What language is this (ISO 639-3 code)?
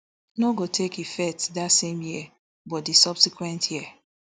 pcm